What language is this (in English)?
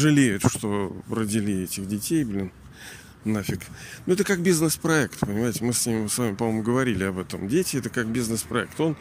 Russian